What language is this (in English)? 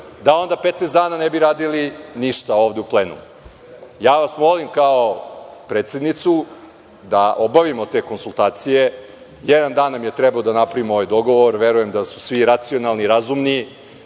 Serbian